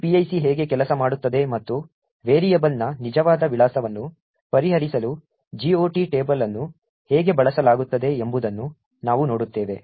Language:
Kannada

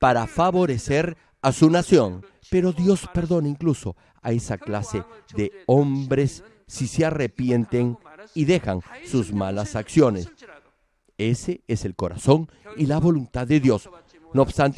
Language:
Spanish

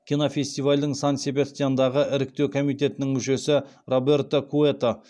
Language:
Kazakh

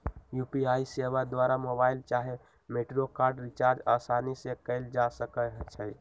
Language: Magahi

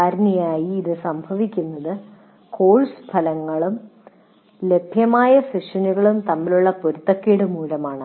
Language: Malayalam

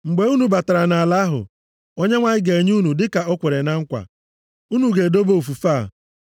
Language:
Igbo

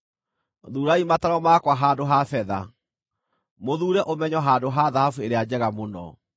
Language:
Kikuyu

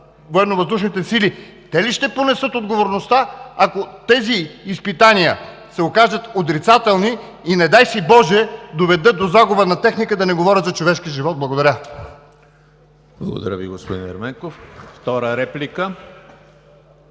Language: Bulgarian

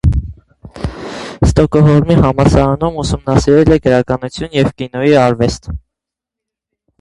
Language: Armenian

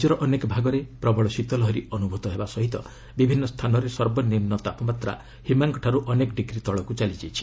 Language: Odia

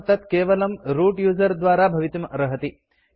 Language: Sanskrit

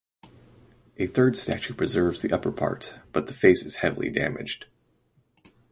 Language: English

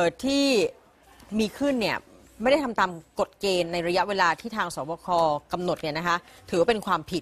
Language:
Thai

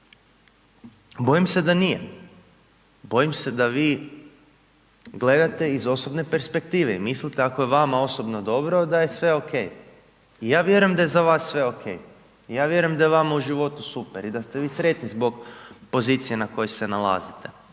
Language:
Croatian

